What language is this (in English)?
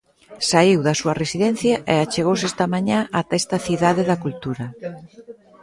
Galician